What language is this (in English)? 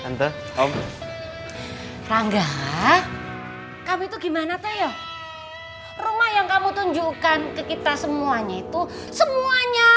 Indonesian